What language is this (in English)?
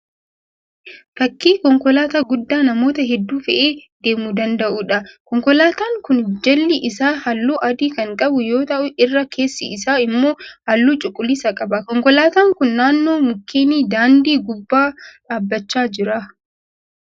Oromo